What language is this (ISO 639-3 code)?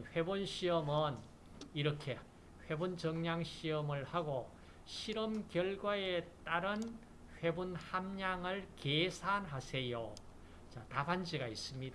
kor